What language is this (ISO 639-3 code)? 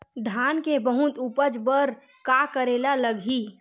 hne